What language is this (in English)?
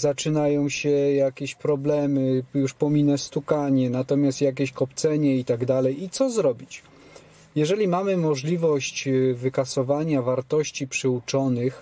Polish